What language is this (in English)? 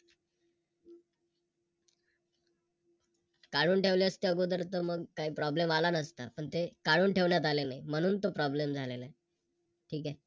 Marathi